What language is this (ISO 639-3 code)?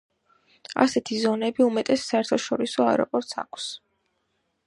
kat